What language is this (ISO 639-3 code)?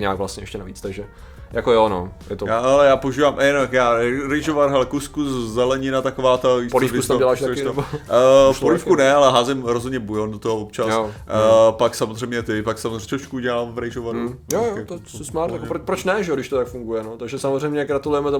ces